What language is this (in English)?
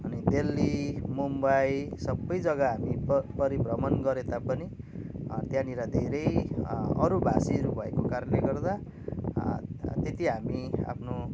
Nepali